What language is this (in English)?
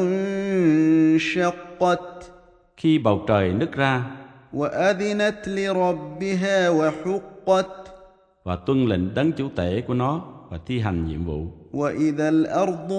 Vietnamese